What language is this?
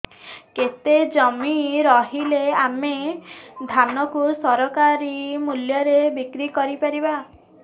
Odia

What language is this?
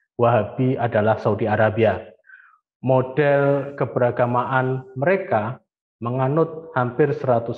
Indonesian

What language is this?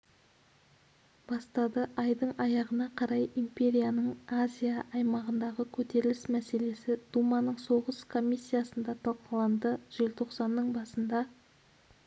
Kazakh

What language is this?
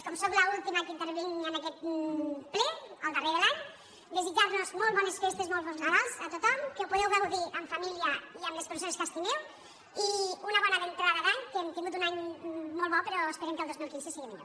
Catalan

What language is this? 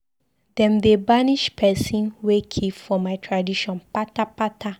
Nigerian Pidgin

